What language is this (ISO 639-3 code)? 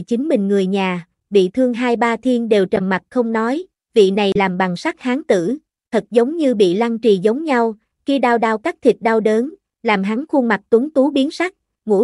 vie